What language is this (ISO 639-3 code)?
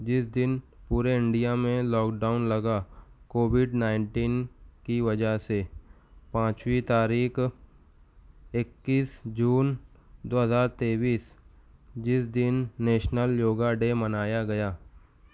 urd